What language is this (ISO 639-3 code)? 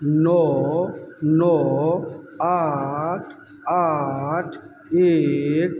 mai